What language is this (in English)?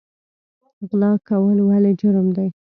Pashto